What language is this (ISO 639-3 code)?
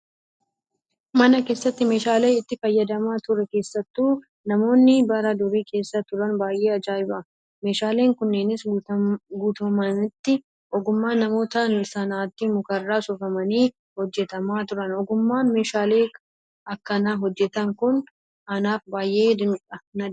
orm